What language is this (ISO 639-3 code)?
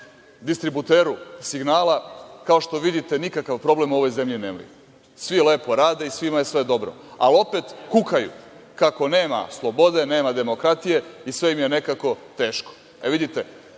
srp